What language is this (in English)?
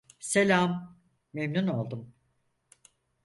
Turkish